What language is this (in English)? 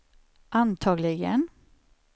Swedish